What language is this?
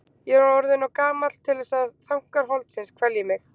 Icelandic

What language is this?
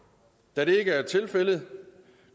Danish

